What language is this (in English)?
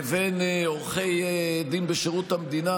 Hebrew